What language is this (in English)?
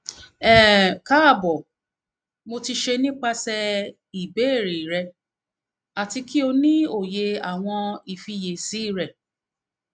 Yoruba